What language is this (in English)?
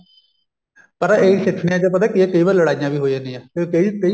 Punjabi